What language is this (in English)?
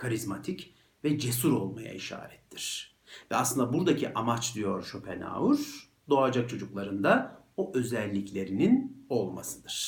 Turkish